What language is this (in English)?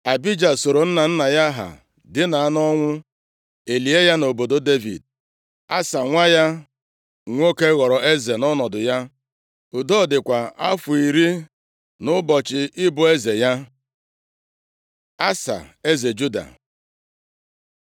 Igbo